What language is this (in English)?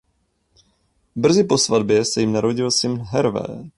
Czech